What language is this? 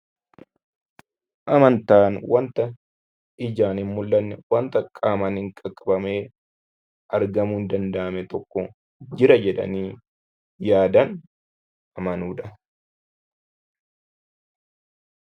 Oromo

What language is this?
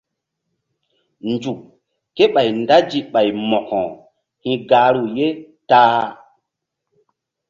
Mbum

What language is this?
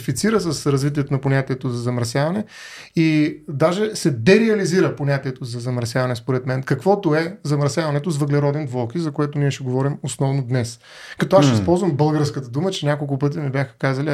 Bulgarian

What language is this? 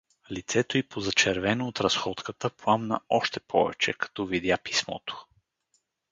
Bulgarian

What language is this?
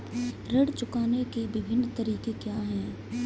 Hindi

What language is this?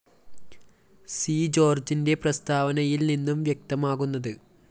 Malayalam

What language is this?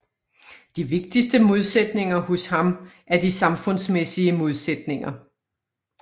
Danish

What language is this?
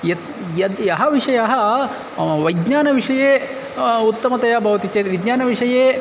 Sanskrit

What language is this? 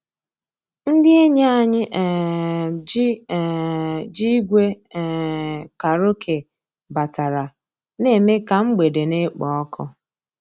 Igbo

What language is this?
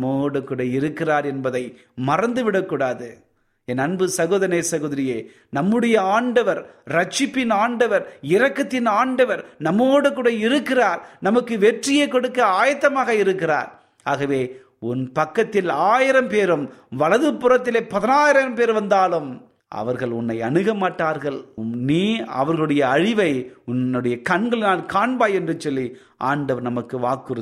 Tamil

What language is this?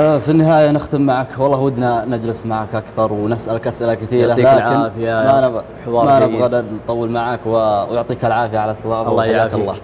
Arabic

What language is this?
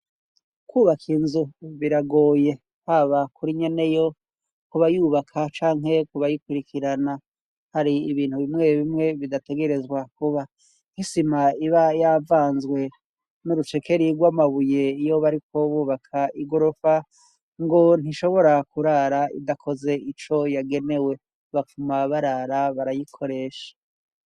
Rundi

